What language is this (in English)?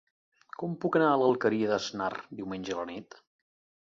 Catalan